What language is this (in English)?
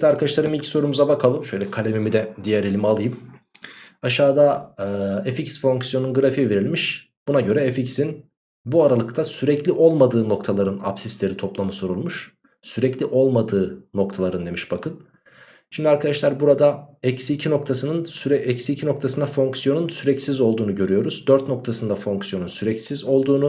Turkish